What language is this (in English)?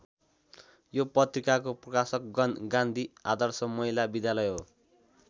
Nepali